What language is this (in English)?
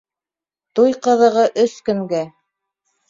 Bashkir